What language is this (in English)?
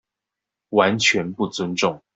Chinese